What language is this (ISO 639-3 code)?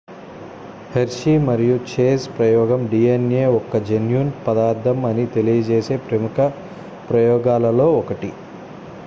tel